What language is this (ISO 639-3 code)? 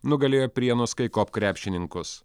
lit